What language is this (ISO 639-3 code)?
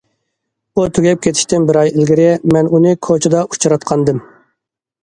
uig